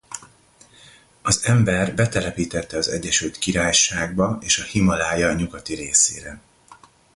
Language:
Hungarian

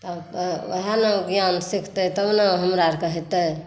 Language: Maithili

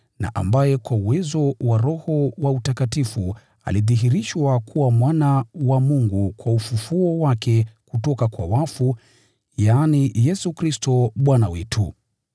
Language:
Swahili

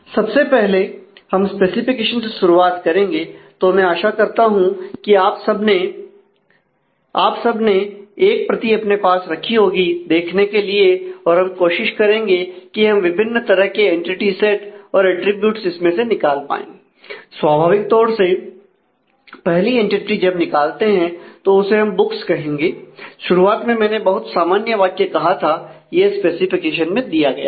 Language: Hindi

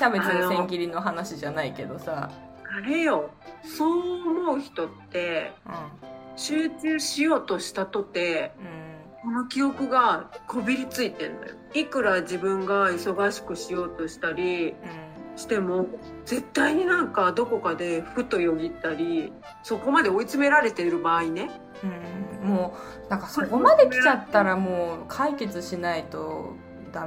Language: Japanese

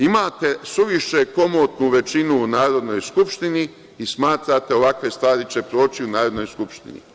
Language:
Serbian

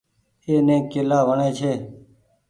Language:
Goaria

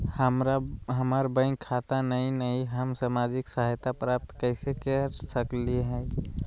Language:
Magahi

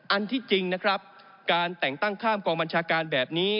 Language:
Thai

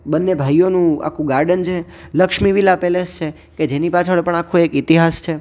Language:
Gujarati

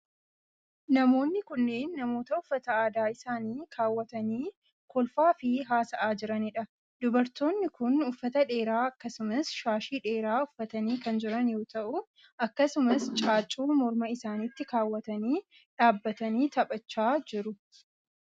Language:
Oromo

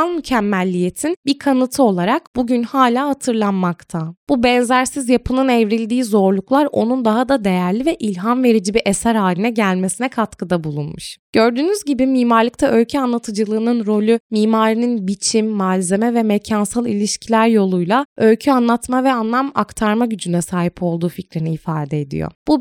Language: Turkish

